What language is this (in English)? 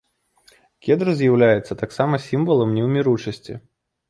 Belarusian